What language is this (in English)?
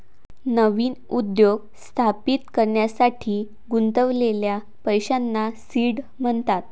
Marathi